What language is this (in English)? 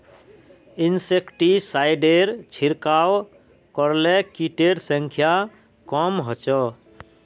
Magahi